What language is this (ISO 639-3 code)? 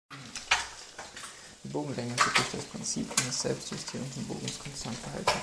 deu